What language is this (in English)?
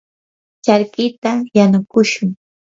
Yanahuanca Pasco Quechua